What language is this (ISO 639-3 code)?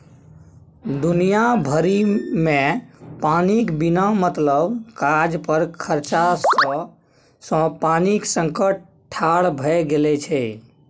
mai